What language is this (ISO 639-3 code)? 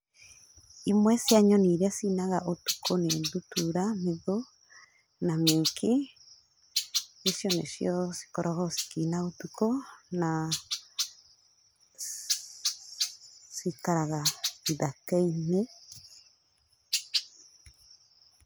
kik